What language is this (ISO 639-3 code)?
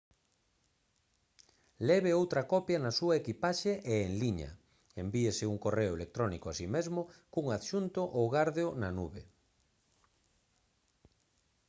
glg